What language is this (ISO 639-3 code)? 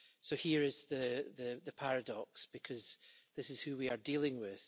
eng